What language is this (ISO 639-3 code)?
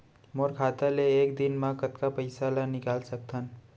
hne